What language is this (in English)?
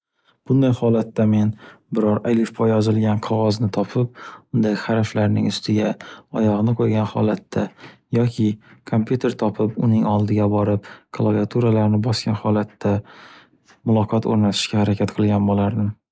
Uzbek